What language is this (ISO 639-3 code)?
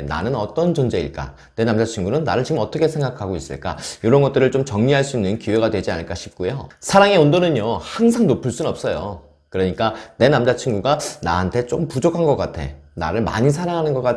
kor